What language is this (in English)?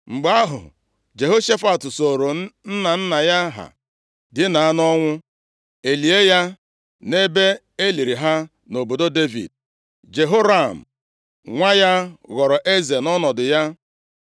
Igbo